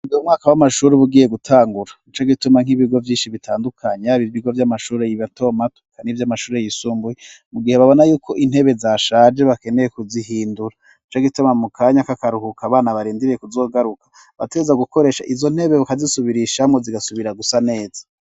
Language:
Rundi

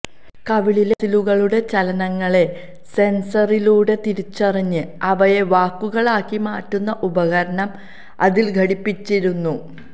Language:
Malayalam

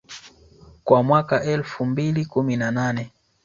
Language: Swahili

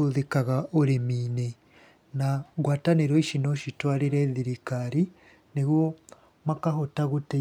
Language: Kikuyu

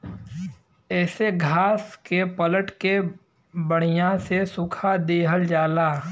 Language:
Bhojpuri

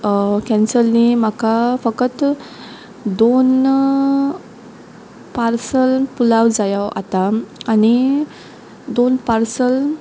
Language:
Konkani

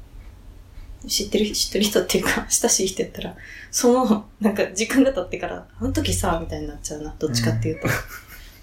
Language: Japanese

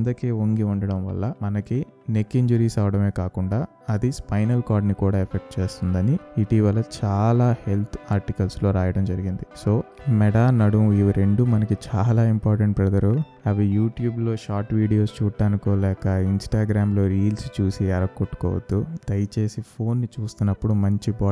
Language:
Telugu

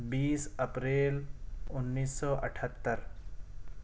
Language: Urdu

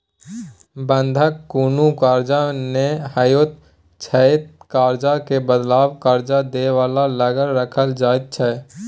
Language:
Maithili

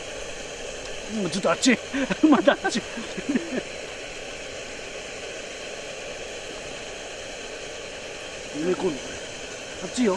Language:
Japanese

